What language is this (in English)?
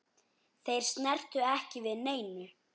Icelandic